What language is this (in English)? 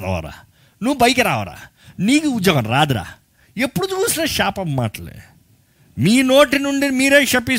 Telugu